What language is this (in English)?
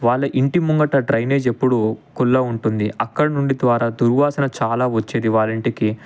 Telugu